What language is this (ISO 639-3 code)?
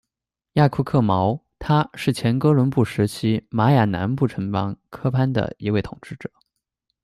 zho